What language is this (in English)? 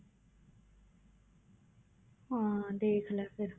Punjabi